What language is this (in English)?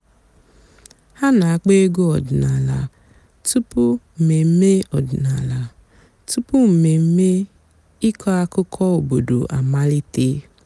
Igbo